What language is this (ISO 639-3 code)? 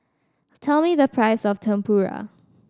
eng